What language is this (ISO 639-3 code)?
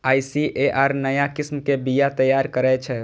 mai